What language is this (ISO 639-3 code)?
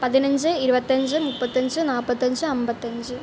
mal